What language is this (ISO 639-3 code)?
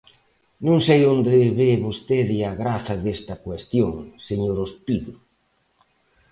glg